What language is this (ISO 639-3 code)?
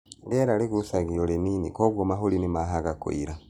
kik